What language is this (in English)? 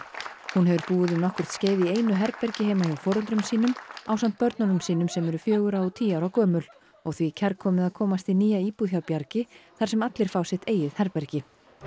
Icelandic